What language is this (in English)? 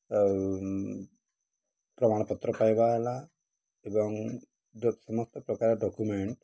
Odia